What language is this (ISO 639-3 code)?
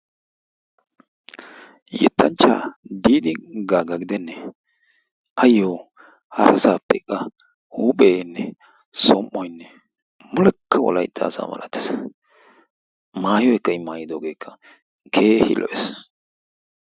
wal